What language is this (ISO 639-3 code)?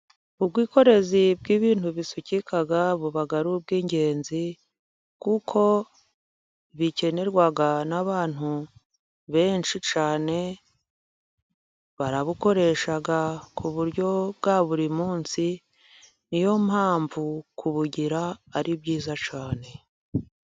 kin